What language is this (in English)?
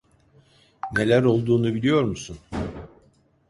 Turkish